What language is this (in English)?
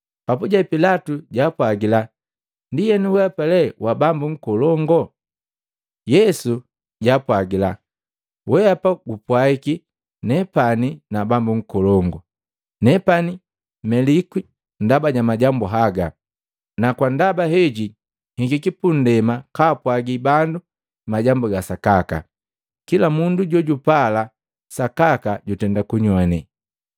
Matengo